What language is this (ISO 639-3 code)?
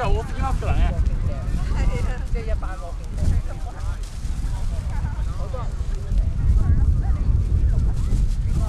jpn